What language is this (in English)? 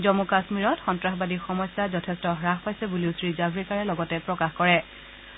Assamese